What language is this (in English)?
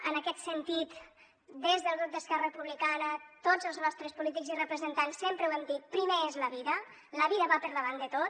Catalan